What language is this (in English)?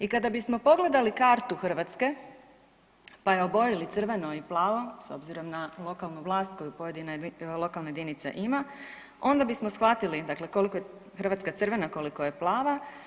Croatian